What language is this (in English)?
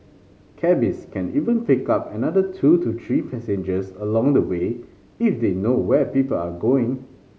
English